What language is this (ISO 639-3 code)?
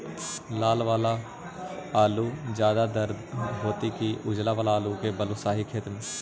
mag